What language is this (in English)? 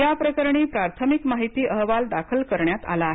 Marathi